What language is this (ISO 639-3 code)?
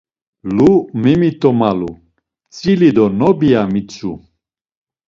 lzz